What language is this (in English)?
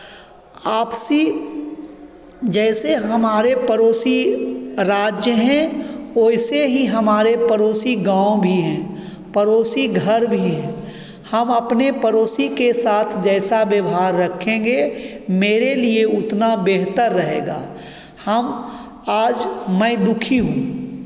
Hindi